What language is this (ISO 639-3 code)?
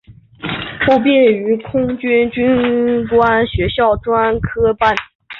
zho